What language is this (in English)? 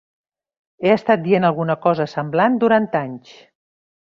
Catalan